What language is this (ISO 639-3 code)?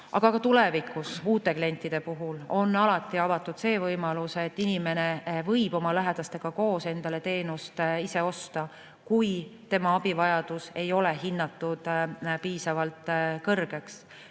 est